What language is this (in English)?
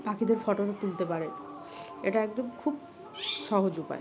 Bangla